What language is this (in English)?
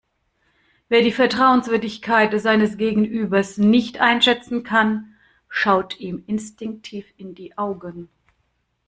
German